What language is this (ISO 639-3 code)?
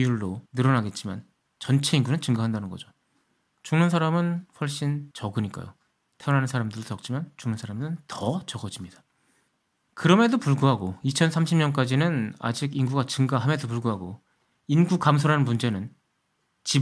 kor